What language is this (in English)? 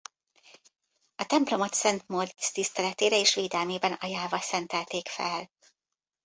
Hungarian